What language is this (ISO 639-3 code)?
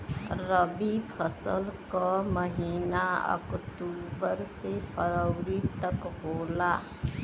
bho